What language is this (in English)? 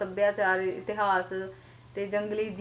Punjabi